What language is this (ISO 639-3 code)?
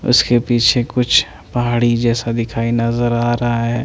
hin